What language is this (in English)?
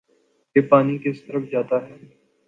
Urdu